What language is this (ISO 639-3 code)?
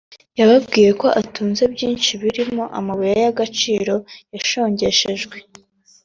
kin